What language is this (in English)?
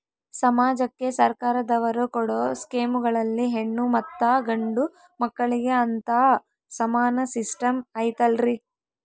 Kannada